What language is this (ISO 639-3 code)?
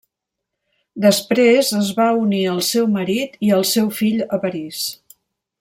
cat